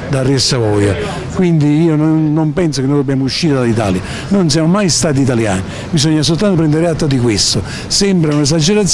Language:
Italian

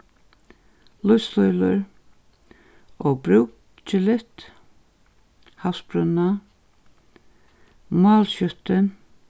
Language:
Faroese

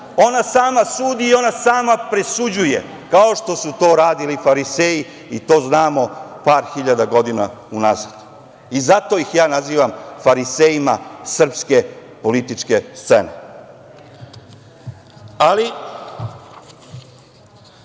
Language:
Serbian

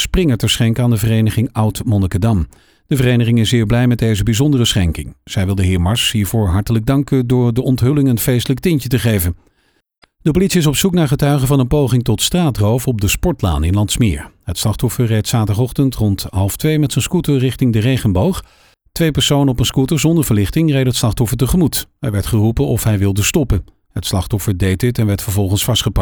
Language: Dutch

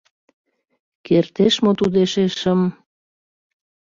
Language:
Mari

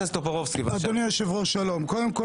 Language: Hebrew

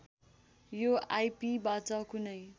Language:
Nepali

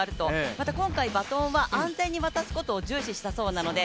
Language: Japanese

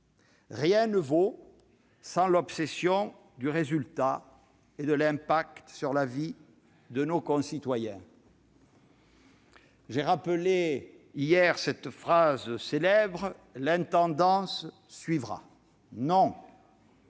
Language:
French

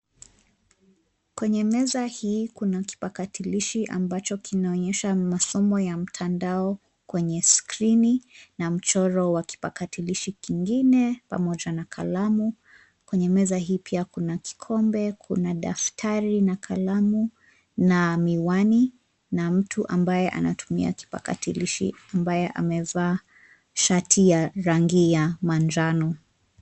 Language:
Swahili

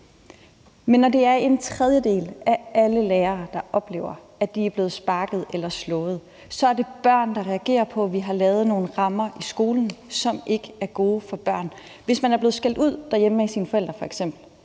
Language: Danish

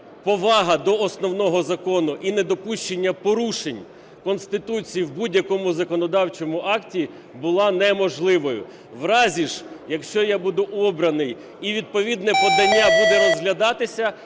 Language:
Ukrainian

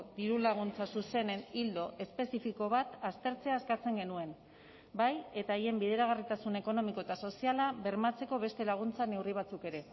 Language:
Basque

